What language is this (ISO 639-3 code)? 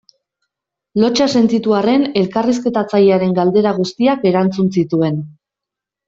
eus